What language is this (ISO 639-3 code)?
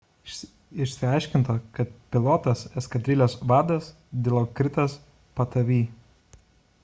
lit